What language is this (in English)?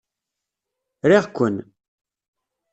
Kabyle